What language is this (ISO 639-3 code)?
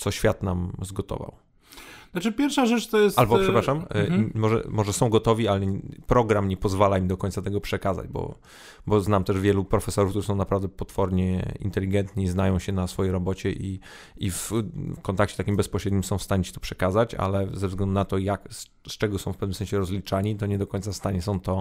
pol